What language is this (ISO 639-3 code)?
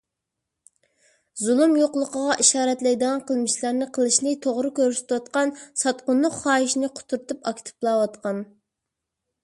uig